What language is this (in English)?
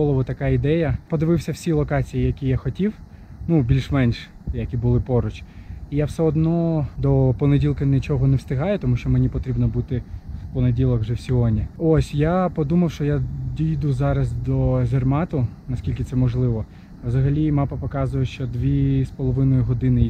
Ukrainian